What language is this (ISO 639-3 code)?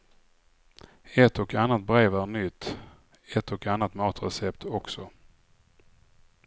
swe